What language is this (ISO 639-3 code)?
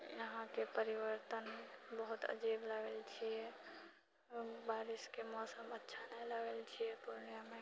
mai